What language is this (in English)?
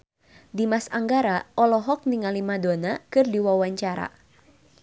Sundanese